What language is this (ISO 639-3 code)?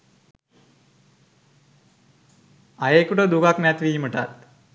sin